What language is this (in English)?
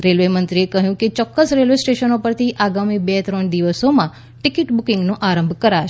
Gujarati